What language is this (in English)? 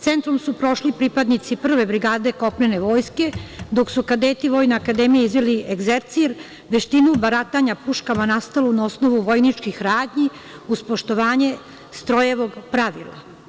Serbian